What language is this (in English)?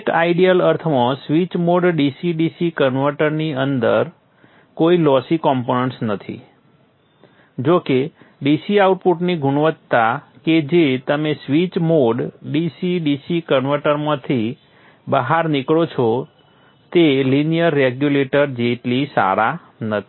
Gujarati